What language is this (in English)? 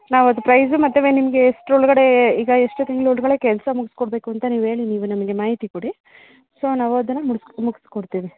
Kannada